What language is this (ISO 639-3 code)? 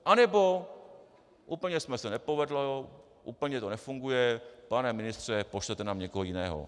ces